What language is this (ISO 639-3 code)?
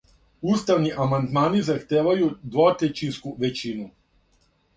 srp